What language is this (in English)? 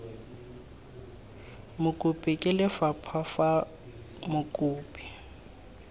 Tswana